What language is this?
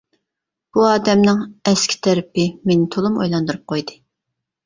Uyghur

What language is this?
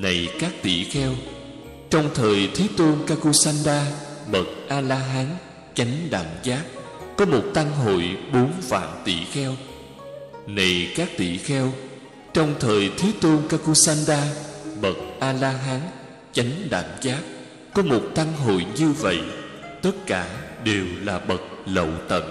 Vietnamese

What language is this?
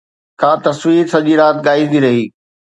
Sindhi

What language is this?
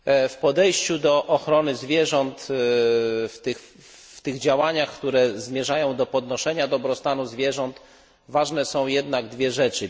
Polish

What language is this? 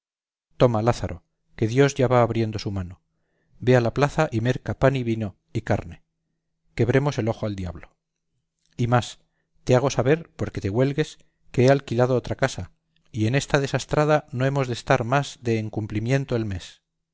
Spanish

